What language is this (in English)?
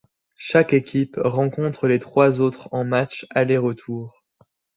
French